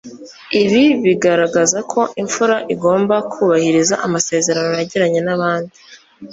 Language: Kinyarwanda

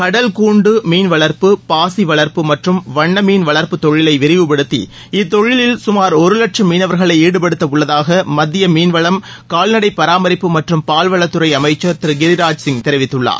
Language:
Tamil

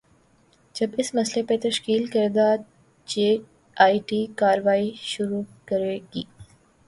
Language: Urdu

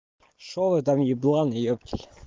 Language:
Russian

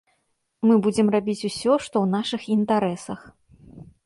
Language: Belarusian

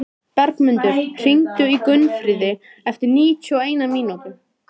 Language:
Icelandic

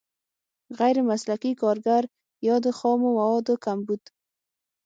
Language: Pashto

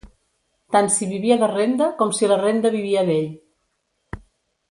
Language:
Catalan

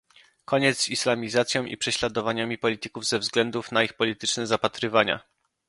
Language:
Polish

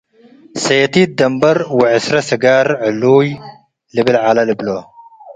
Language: Tigre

